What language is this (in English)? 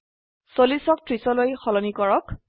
Assamese